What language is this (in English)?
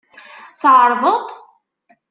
Kabyle